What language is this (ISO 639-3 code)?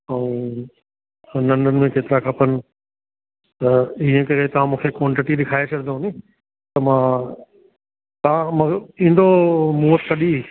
snd